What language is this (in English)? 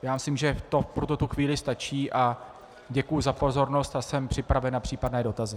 Czech